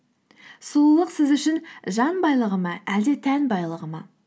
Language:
Kazakh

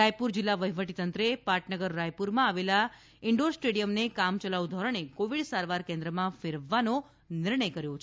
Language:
Gujarati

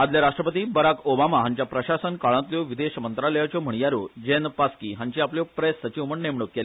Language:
Konkani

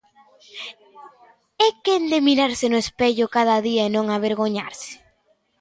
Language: Galician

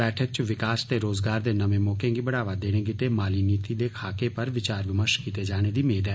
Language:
Dogri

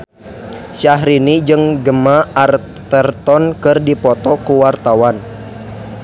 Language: Sundanese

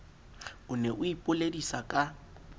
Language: Southern Sotho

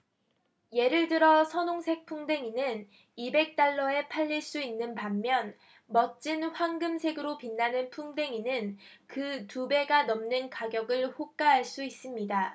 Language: Korean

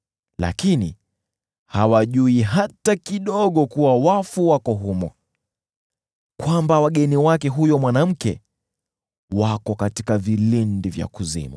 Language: Swahili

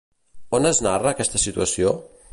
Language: Catalan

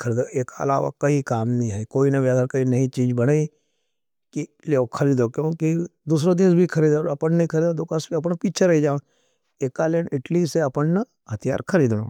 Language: Nimadi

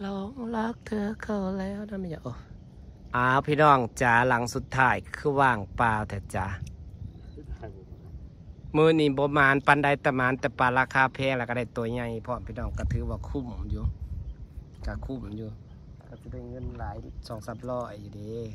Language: Thai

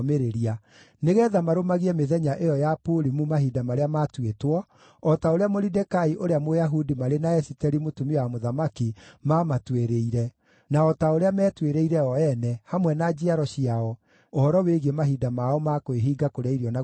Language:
Kikuyu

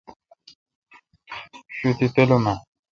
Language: Kalkoti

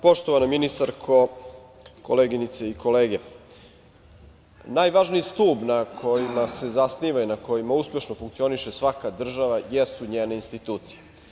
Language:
Serbian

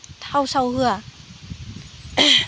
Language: Bodo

